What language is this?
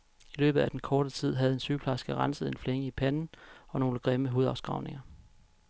Danish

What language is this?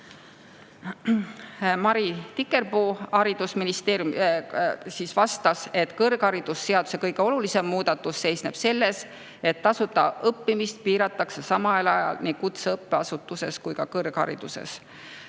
Estonian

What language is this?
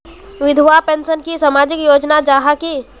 Magahi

